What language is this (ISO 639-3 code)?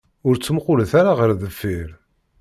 kab